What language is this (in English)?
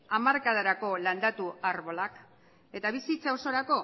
Basque